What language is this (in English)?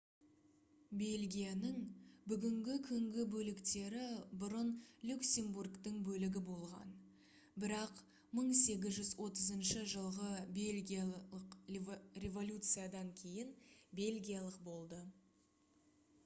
Kazakh